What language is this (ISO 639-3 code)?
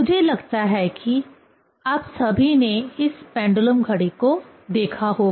hin